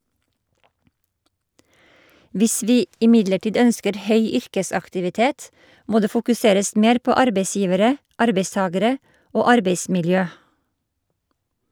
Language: Norwegian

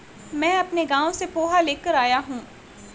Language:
Hindi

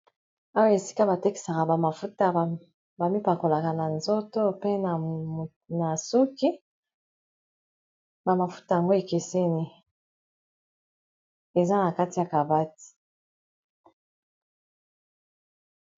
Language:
Lingala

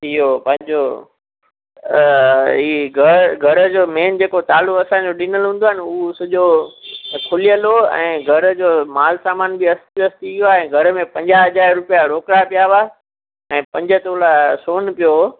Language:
Sindhi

